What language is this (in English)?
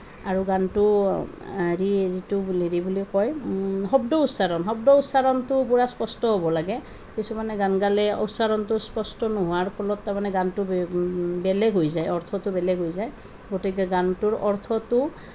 Assamese